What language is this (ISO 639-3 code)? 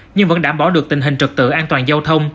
vie